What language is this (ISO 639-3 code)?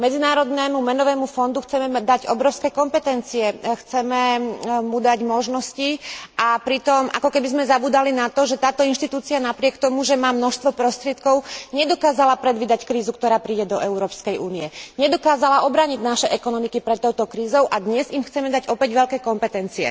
slk